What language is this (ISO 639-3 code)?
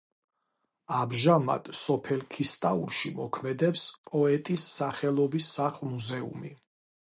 kat